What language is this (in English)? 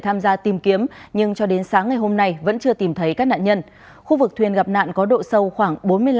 Vietnamese